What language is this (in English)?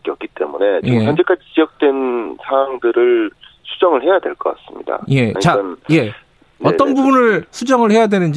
Korean